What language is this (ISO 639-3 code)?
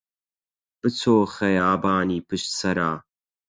ckb